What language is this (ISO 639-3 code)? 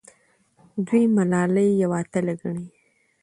pus